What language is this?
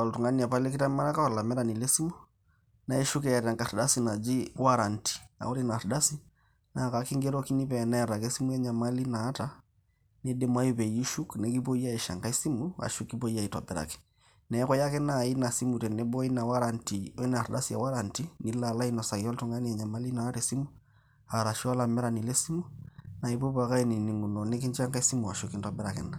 Masai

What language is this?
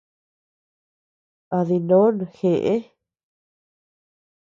Tepeuxila Cuicatec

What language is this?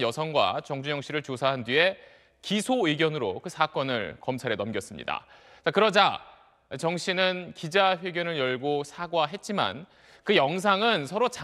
Korean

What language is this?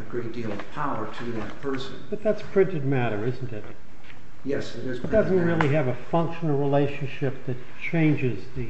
English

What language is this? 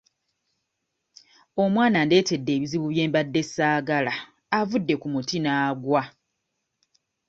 Ganda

